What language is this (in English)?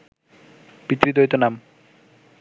Bangla